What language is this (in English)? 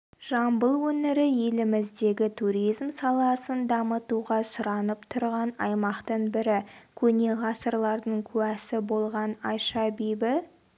Kazakh